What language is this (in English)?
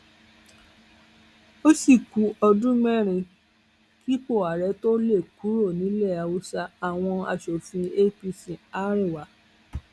Yoruba